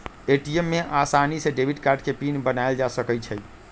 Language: Magahi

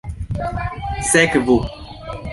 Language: Esperanto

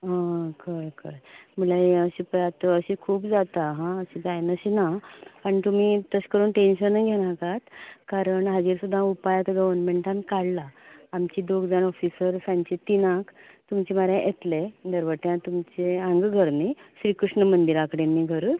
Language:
Konkani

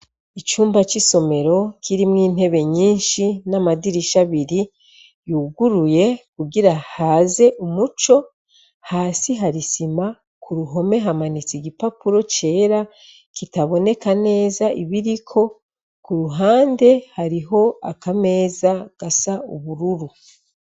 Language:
Rundi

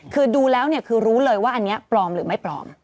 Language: Thai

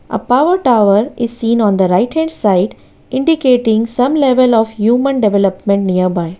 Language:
English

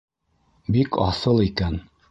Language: Bashkir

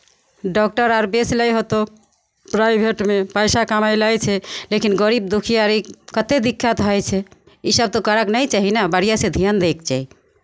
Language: Maithili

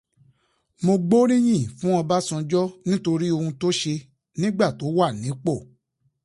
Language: Yoruba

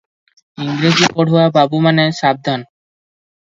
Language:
Odia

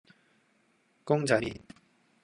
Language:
Cantonese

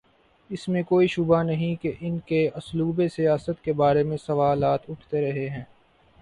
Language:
Urdu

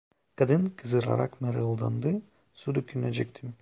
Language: Turkish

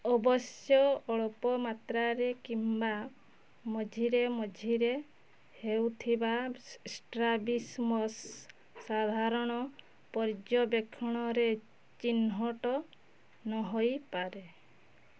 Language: Odia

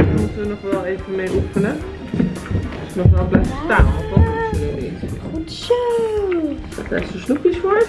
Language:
Dutch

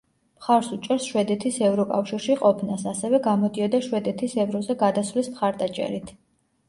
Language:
Georgian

